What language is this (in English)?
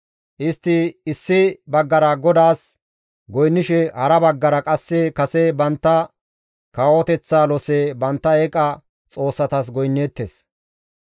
Gamo